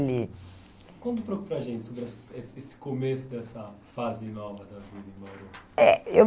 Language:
Portuguese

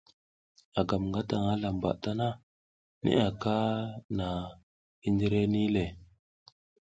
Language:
South Giziga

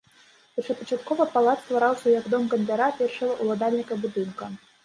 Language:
Belarusian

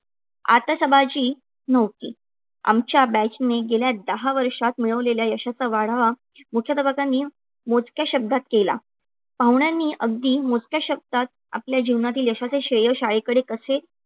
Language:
Marathi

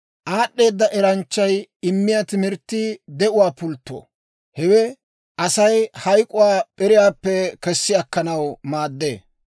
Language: Dawro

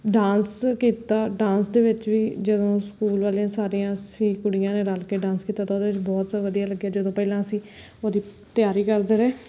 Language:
Punjabi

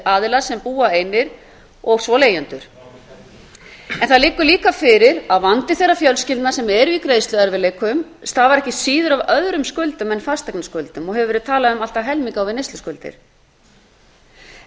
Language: Icelandic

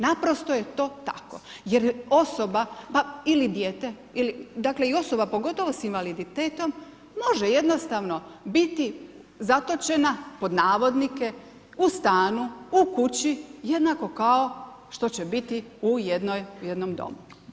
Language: Croatian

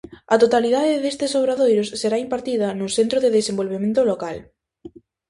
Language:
Galician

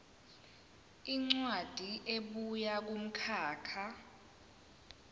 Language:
Zulu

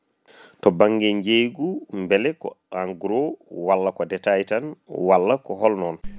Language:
Fula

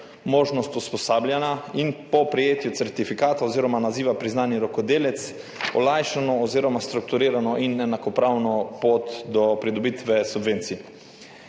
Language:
Slovenian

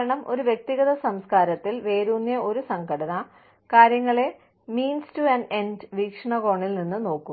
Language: Malayalam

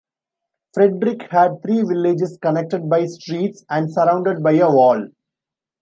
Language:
English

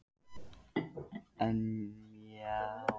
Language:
Icelandic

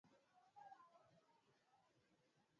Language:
Swahili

